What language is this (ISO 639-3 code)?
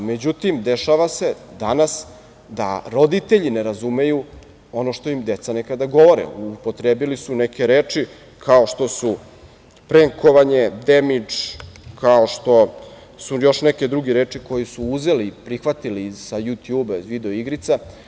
srp